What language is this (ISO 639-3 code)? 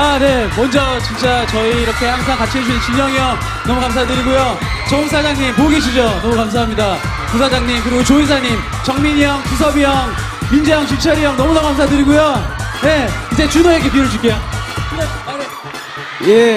kor